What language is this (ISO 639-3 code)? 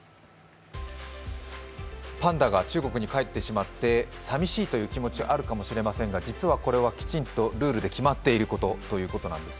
jpn